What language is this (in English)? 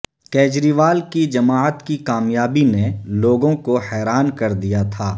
Urdu